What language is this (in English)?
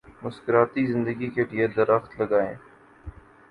Urdu